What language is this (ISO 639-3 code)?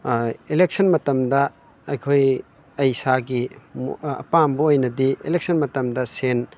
mni